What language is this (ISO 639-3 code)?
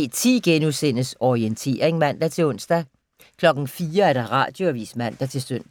dan